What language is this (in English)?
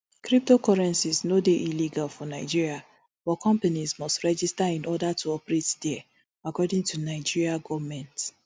Nigerian Pidgin